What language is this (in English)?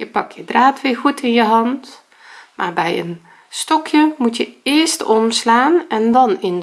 Dutch